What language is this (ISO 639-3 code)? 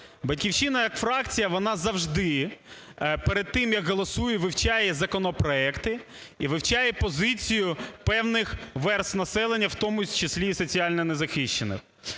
ukr